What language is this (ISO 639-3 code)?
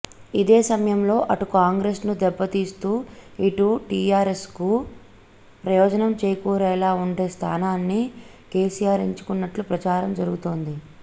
tel